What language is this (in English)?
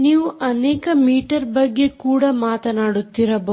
Kannada